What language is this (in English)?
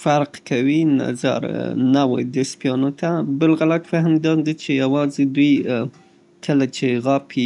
Southern Pashto